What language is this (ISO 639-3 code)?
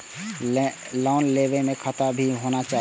mai